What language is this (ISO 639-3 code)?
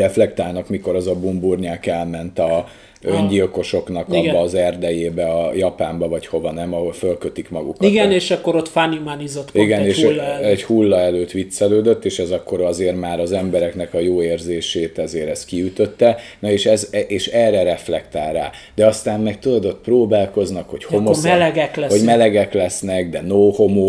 hun